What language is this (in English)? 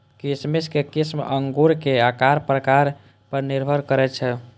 Maithili